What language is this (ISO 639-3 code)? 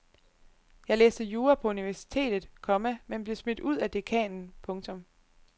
dan